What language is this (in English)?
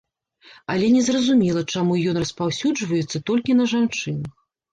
Belarusian